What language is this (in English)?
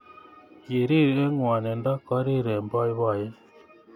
Kalenjin